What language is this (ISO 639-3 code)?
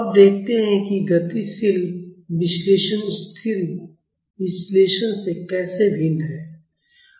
hin